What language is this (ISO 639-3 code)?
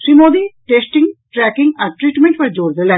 mai